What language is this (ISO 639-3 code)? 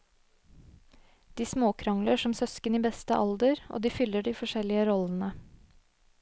nor